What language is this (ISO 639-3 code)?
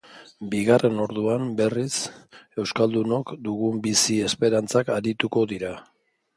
eus